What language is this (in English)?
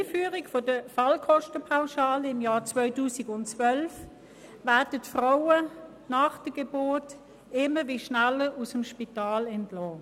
Swiss German